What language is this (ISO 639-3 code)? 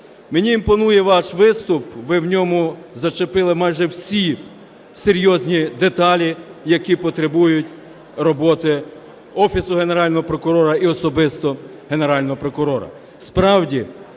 ukr